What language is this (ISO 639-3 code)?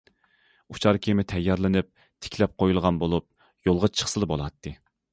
uig